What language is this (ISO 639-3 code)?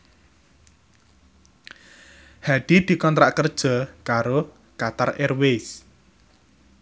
jav